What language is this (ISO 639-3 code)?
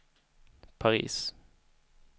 swe